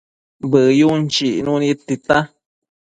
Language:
Matsés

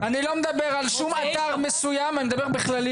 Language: Hebrew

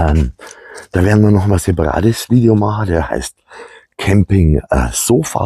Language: German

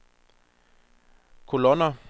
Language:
Danish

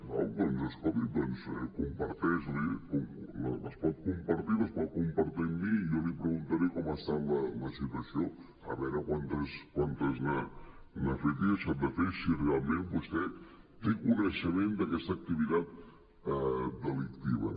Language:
Catalan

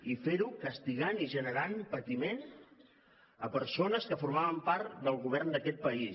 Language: Catalan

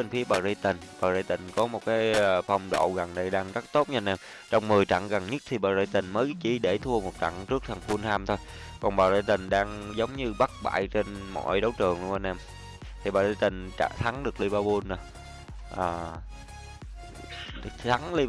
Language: Vietnamese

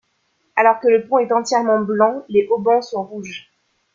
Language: French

